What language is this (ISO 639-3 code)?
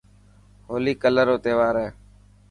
mki